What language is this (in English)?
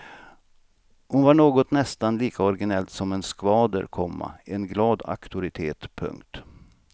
Swedish